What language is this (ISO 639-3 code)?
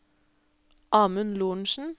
nor